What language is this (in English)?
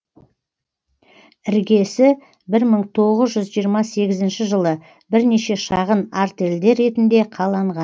Kazakh